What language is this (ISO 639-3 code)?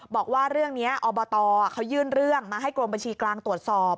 tha